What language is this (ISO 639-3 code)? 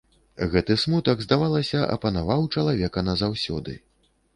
bel